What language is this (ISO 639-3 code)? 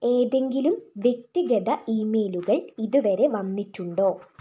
mal